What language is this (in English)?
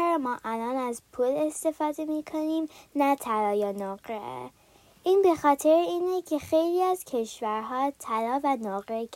Persian